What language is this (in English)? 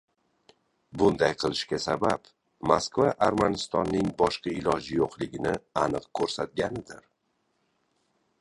Uzbek